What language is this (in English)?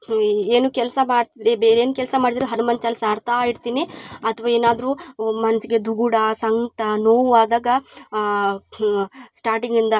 Kannada